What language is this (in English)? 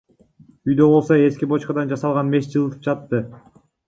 Kyrgyz